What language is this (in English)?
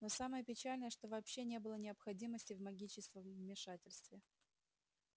Russian